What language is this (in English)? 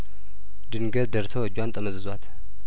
Amharic